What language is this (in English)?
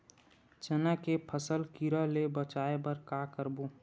Chhattisgarhi